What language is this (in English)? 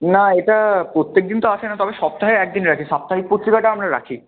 Bangla